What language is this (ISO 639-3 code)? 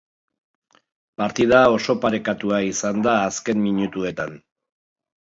eus